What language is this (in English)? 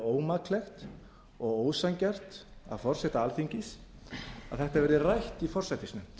Icelandic